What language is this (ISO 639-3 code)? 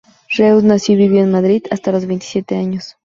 spa